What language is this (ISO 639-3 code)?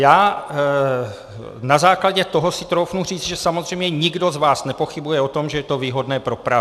ces